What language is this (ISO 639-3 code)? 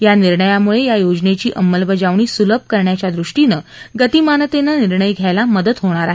mar